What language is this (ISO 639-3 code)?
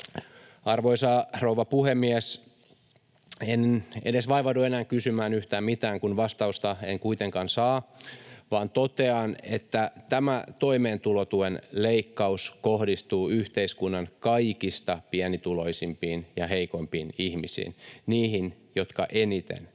fin